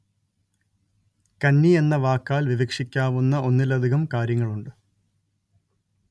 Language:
Malayalam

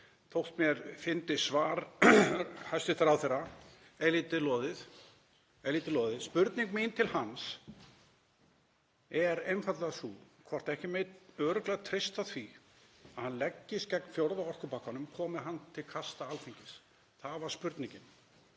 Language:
Icelandic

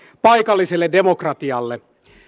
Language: Finnish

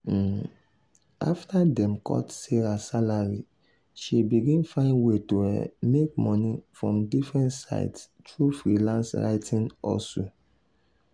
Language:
Nigerian Pidgin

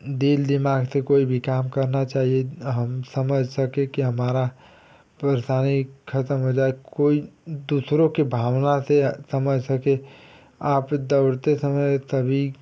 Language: Hindi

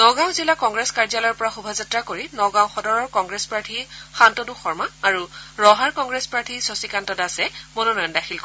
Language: Assamese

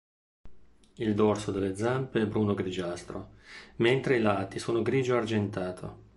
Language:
Italian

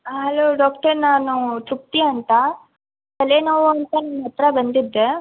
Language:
Kannada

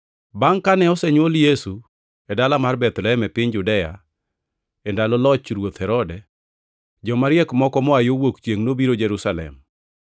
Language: Luo (Kenya and Tanzania)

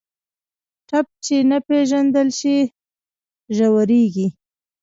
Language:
Pashto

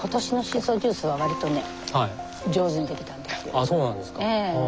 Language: Japanese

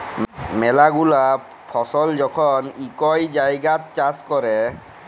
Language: Bangla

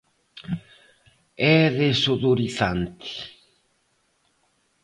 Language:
Galician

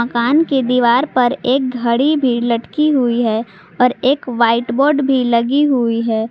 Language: Hindi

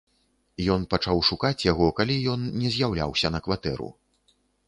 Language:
Belarusian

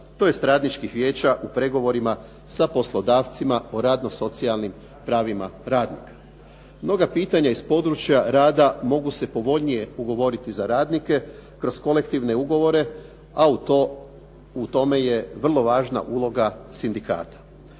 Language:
Croatian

